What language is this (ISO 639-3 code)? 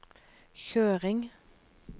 nor